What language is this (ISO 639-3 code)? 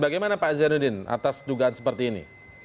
ind